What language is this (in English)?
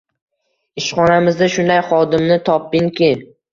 Uzbek